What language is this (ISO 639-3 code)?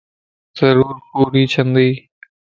lss